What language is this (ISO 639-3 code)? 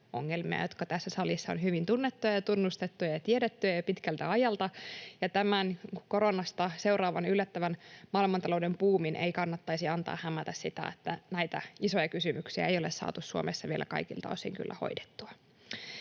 fin